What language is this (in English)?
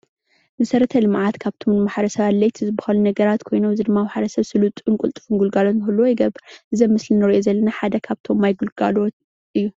Tigrinya